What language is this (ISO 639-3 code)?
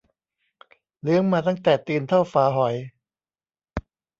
tha